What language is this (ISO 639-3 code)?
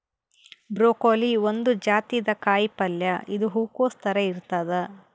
kan